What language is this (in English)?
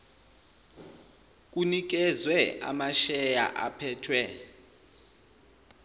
Zulu